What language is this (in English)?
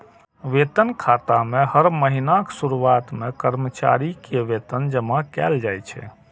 Maithili